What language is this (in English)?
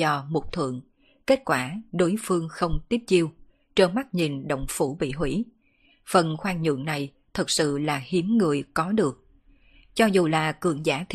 Vietnamese